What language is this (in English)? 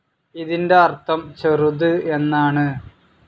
Malayalam